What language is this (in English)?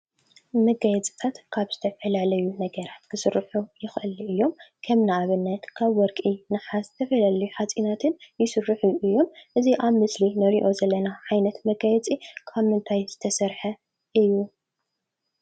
Tigrinya